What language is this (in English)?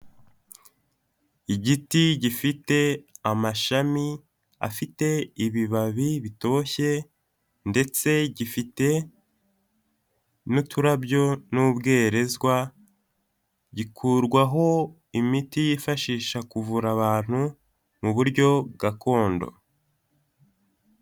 Kinyarwanda